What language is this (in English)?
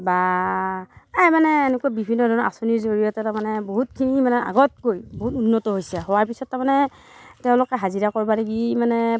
Assamese